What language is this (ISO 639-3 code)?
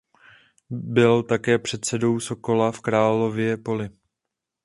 ces